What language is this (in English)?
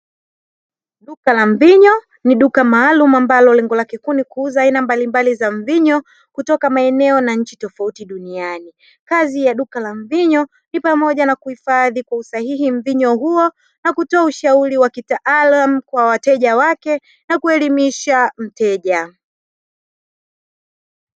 Swahili